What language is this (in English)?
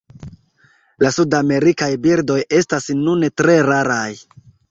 Esperanto